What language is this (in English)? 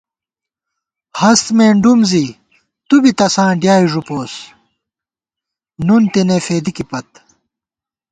Gawar-Bati